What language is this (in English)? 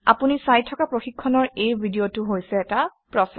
Assamese